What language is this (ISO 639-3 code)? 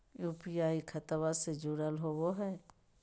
mag